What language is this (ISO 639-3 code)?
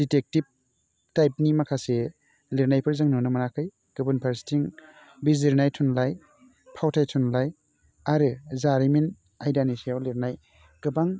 brx